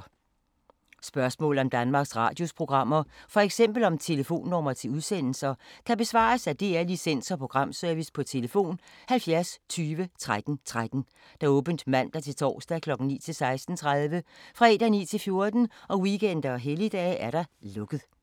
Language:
Danish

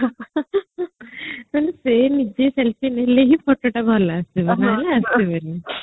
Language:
Odia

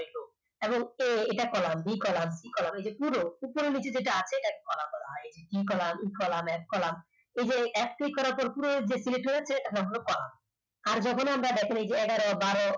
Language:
Bangla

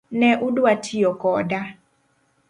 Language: Luo (Kenya and Tanzania)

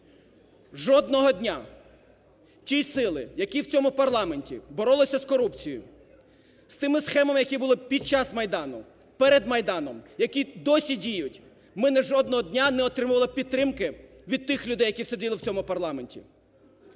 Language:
Ukrainian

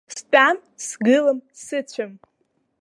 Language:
Abkhazian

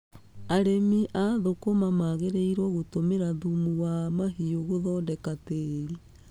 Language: Kikuyu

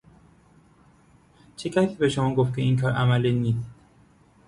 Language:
Persian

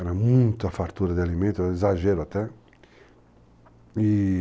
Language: Portuguese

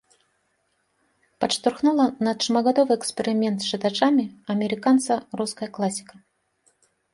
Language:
Belarusian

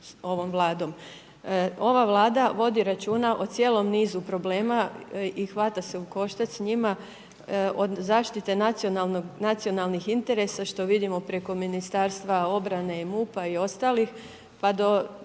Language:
Croatian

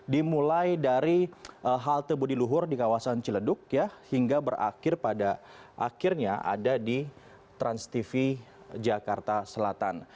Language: Indonesian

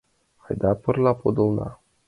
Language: Mari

